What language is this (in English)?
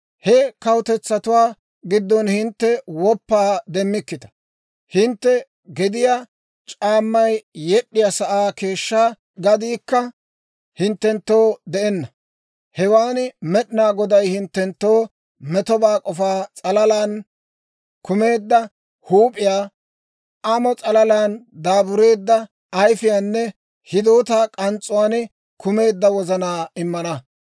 Dawro